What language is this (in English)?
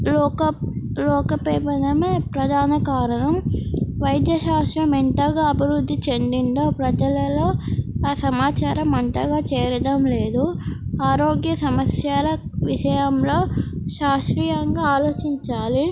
Telugu